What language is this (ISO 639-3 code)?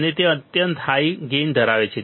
guj